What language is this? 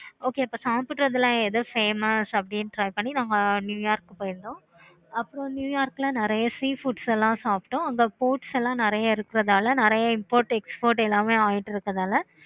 Tamil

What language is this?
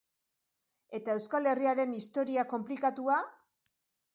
Basque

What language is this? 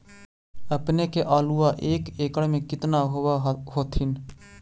Magahi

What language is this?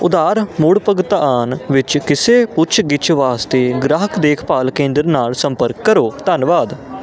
Punjabi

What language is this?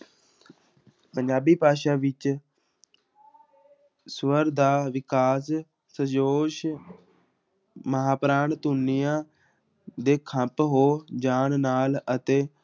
Punjabi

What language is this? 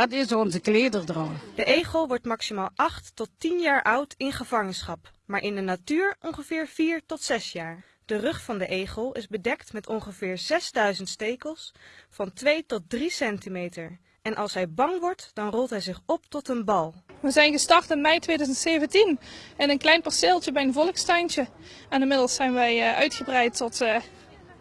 Dutch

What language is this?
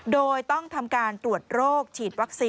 Thai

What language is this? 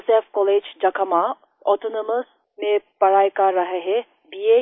Hindi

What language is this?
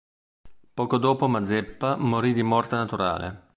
Italian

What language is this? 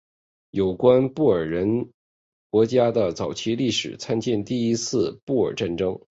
Chinese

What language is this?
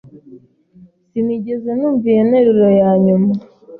Kinyarwanda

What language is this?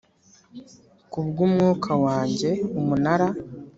Kinyarwanda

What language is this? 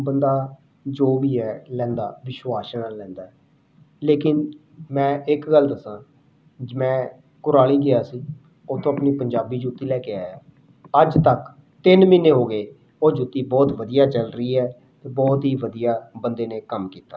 Punjabi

